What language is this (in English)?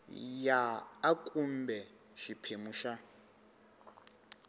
Tsonga